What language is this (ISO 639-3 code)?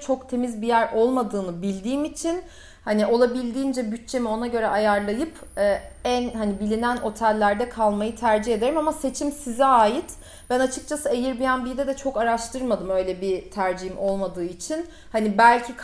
tur